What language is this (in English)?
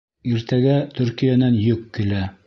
Bashkir